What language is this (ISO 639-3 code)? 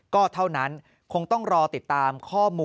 tha